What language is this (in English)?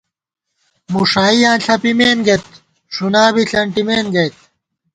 Gawar-Bati